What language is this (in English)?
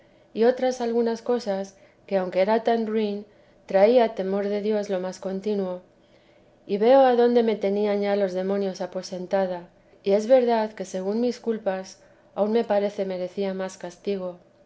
Spanish